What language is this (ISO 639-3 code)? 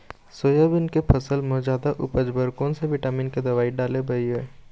hne